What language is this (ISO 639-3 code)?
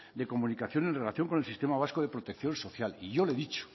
spa